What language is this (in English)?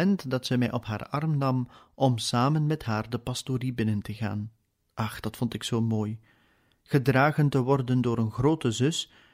Dutch